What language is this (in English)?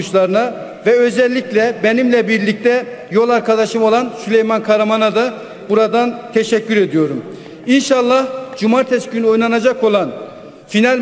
Turkish